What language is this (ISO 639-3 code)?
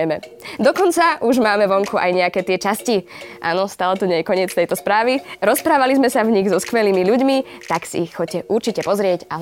slk